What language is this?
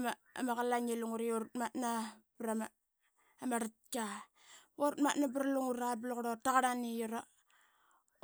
Qaqet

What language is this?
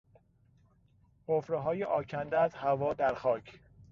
Persian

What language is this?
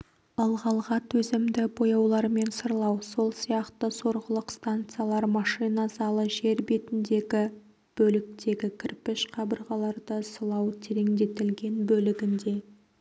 Kazakh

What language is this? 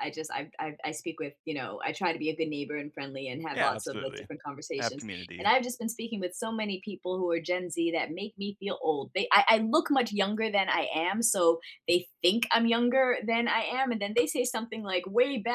English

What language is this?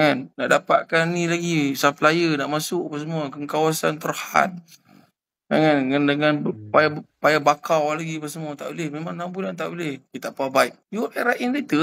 Malay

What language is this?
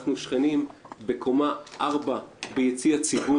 Hebrew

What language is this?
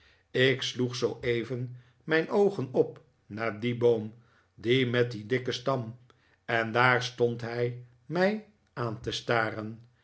Dutch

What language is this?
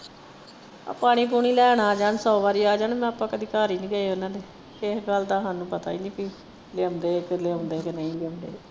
Punjabi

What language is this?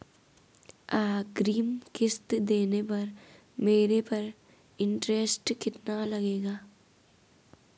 Hindi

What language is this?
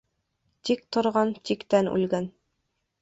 Bashkir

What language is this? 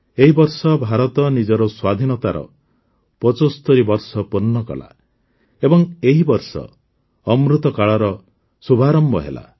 Odia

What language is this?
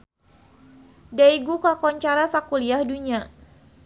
Sundanese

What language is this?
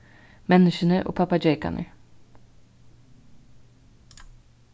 Faroese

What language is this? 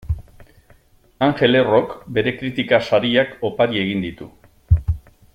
Basque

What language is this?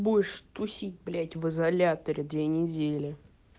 Russian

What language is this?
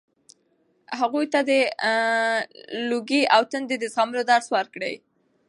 Pashto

